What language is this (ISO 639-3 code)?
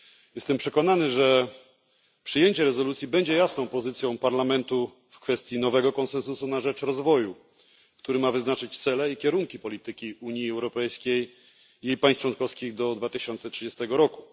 pol